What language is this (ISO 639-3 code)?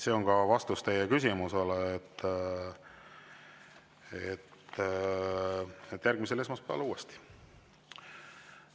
est